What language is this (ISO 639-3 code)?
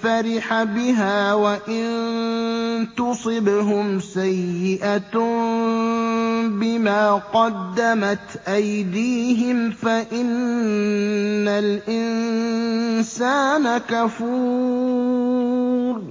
ara